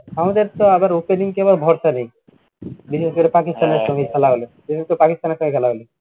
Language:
Bangla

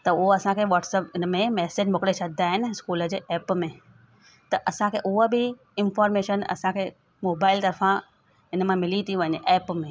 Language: Sindhi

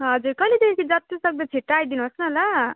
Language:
Nepali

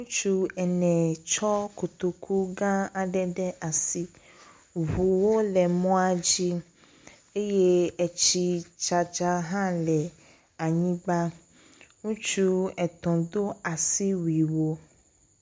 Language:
Ewe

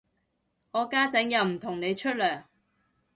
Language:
Cantonese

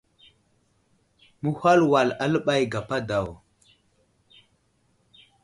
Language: Wuzlam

